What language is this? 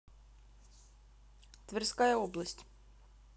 Russian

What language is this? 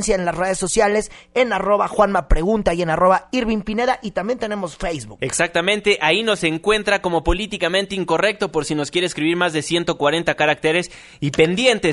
Spanish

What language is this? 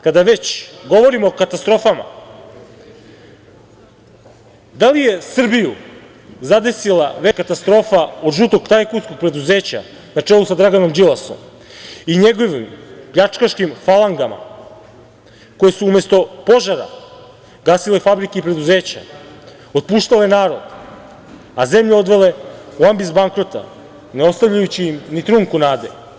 Serbian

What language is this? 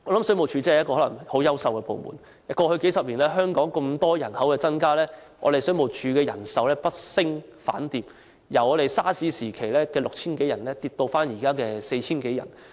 Cantonese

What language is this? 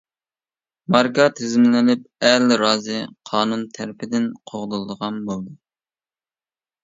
Uyghur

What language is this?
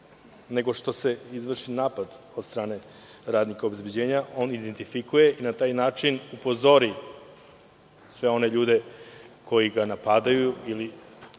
Serbian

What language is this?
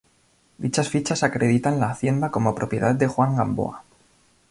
Spanish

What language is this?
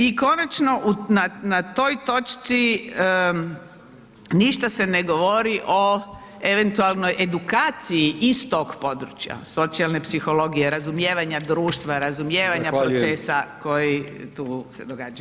Croatian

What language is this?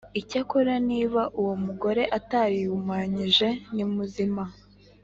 Kinyarwanda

